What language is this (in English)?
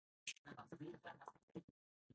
Japanese